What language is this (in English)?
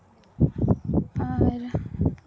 Santali